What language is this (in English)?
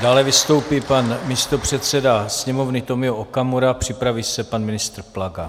Czech